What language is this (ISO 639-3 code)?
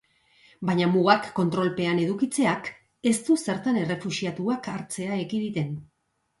eus